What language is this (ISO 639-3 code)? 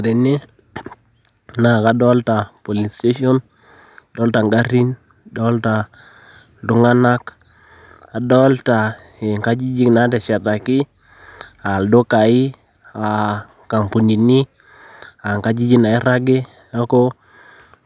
mas